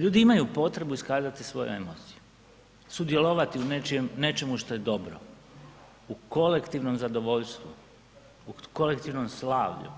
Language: Croatian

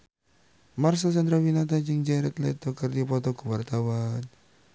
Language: Sundanese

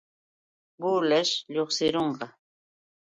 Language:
Yauyos Quechua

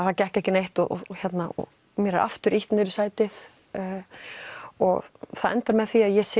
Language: Icelandic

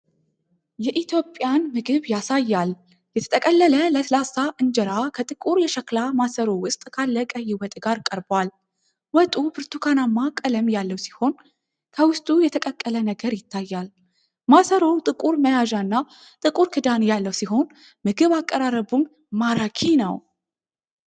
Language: Amharic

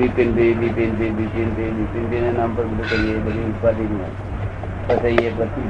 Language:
Gujarati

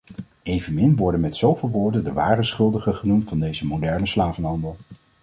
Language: Dutch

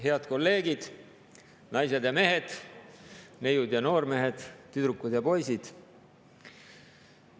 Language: Estonian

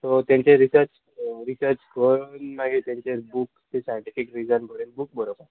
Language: Konkani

